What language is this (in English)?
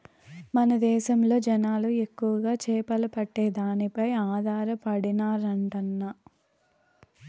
Telugu